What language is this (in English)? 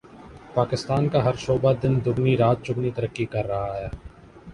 Urdu